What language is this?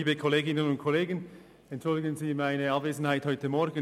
Swiss German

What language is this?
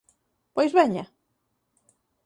Galician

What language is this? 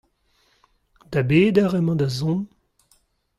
Breton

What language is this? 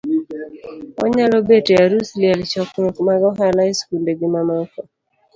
Luo (Kenya and Tanzania)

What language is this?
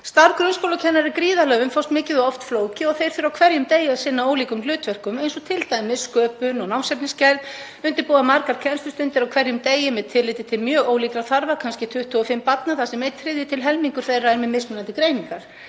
Icelandic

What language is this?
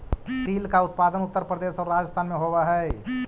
Magahi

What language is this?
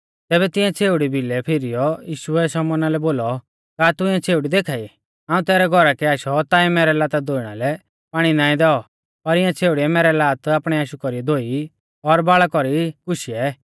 Mahasu Pahari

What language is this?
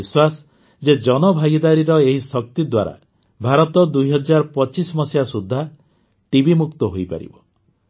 Odia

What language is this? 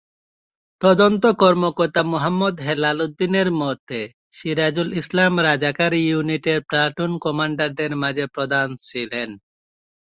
Bangla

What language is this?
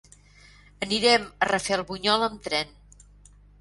Catalan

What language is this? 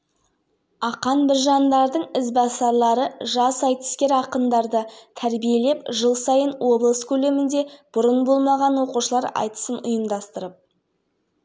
Kazakh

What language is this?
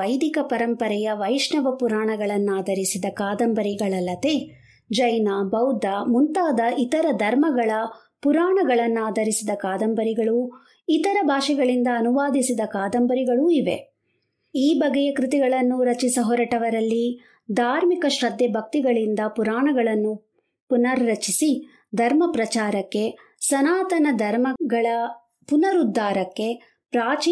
Kannada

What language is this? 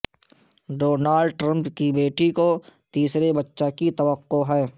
Urdu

